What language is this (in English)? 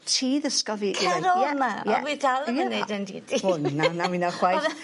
Welsh